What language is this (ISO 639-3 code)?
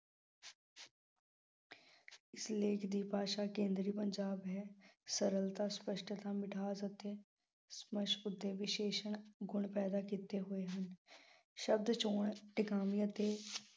pan